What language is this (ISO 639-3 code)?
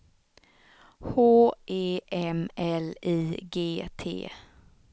swe